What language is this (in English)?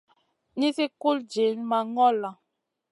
Masana